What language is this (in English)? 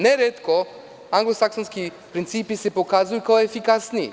Serbian